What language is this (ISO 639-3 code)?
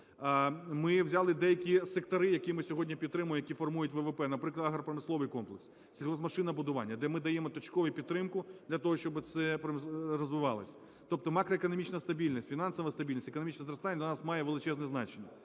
ukr